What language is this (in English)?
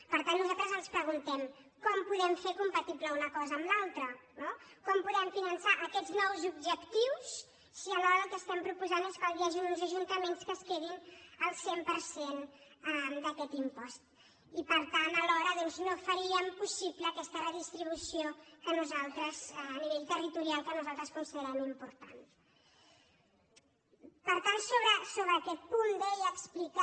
Catalan